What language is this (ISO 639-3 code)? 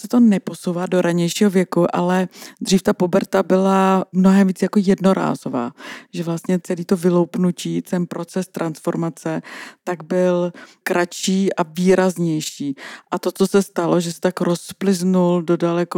ces